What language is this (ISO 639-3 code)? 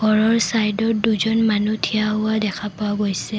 asm